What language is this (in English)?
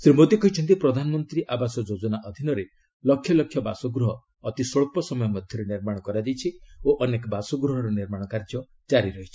Odia